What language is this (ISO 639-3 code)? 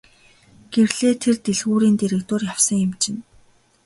mon